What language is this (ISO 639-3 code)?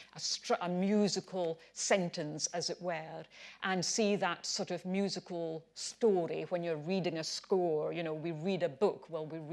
eng